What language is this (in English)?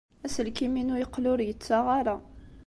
Kabyle